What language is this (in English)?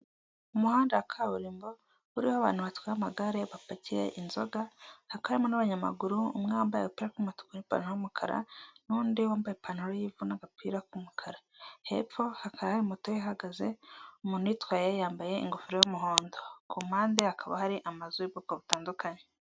Kinyarwanda